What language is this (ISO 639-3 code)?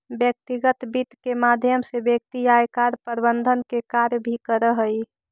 mag